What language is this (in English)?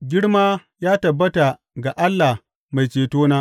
Hausa